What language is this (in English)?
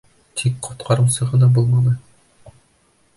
Bashkir